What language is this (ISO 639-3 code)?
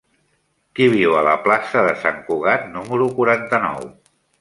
cat